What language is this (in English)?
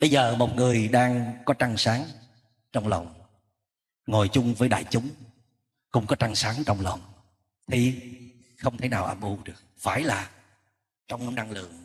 Vietnamese